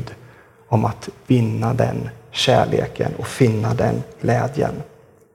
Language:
Swedish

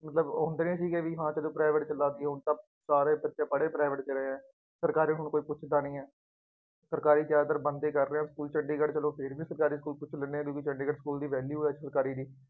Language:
Punjabi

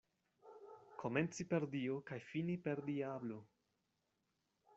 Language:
Esperanto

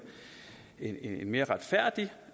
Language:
Danish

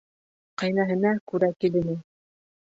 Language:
Bashkir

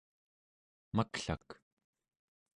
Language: Central Yupik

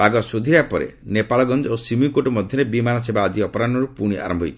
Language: Odia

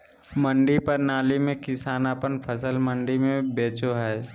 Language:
Magahi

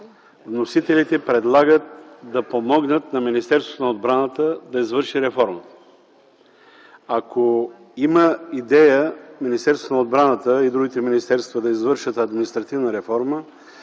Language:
Bulgarian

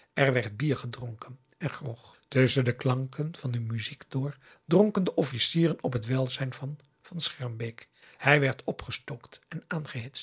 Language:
Dutch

